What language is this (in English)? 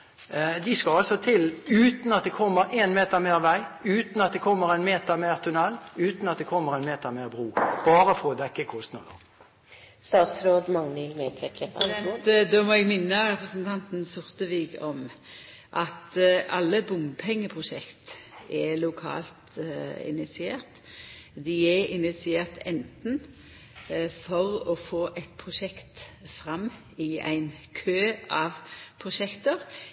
Norwegian